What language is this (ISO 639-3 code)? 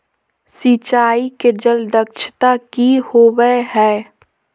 mag